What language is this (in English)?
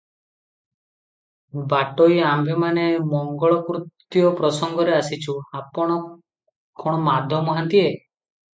Odia